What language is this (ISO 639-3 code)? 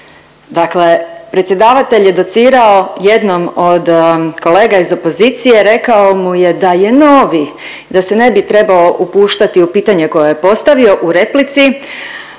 hrv